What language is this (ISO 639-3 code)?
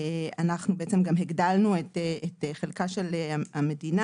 heb